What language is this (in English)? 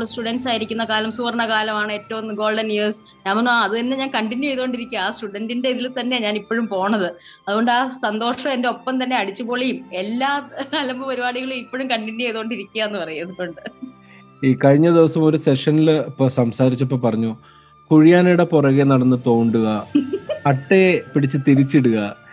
Malayalam